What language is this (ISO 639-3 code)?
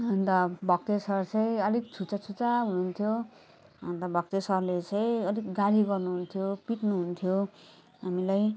nep